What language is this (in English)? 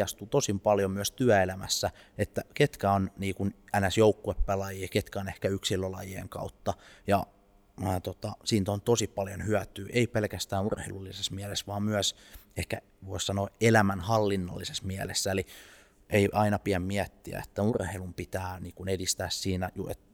Finnish